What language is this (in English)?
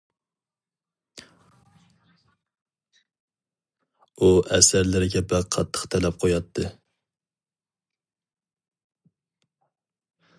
Uyghur